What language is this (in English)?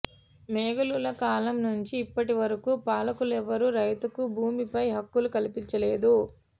Telugu